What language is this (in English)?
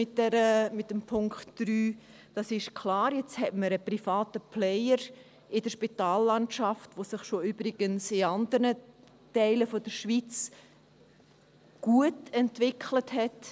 Swiss German